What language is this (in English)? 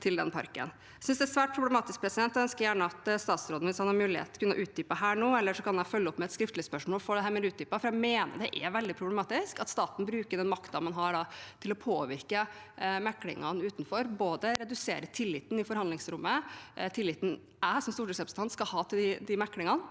Norwegian